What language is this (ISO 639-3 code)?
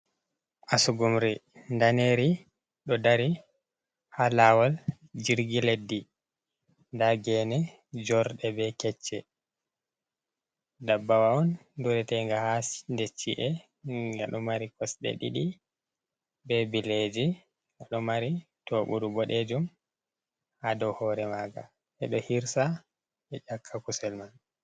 ful